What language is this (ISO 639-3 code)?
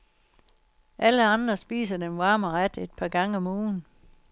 dan